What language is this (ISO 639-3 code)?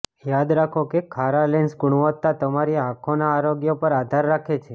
guj